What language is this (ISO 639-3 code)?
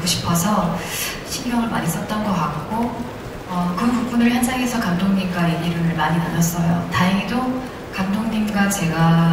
kor